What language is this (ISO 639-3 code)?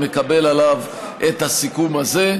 heb